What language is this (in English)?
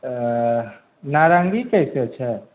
Maithili